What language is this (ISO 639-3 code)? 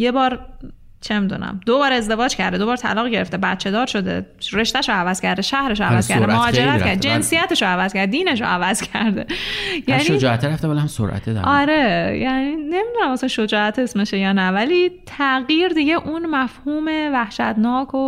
fas